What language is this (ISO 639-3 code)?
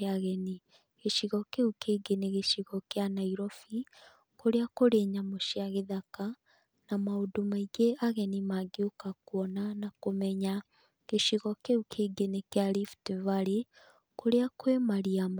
kik